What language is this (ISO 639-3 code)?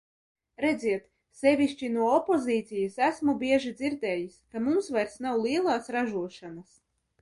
lav